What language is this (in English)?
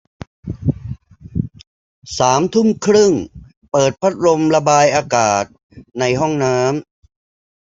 Thai